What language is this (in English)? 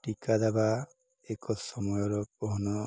Odia